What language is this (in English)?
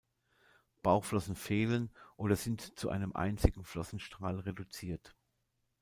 German